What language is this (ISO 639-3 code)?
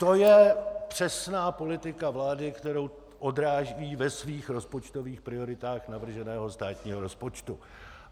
ces